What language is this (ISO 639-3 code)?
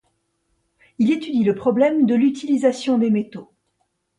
fra